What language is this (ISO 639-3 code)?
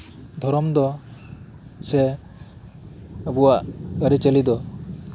sat